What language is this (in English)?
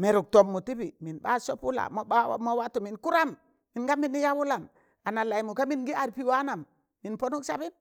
Tangale